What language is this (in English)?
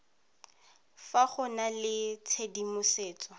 Tswana